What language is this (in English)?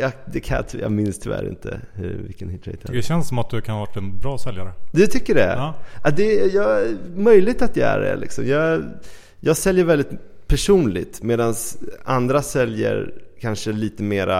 Swedish